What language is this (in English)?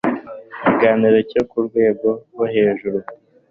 Kinyarwanda